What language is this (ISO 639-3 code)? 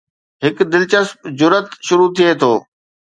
snd